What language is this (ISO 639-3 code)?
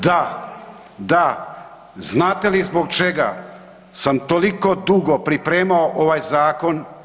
hrv